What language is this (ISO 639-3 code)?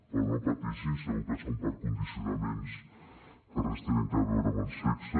cat